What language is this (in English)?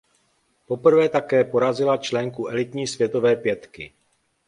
Czech